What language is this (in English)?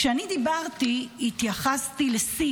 Hebrew